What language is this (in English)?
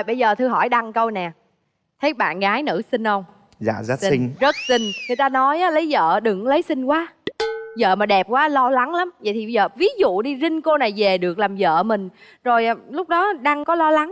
Vietnamese